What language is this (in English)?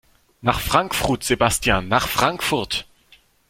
German